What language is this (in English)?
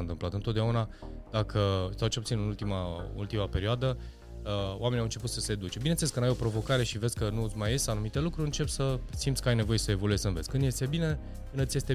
Romanian